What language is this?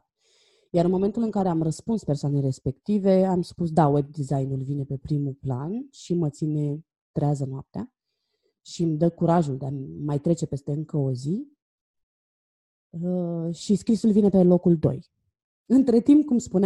Romanian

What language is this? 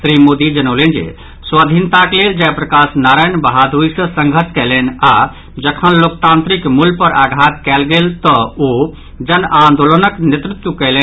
Maithili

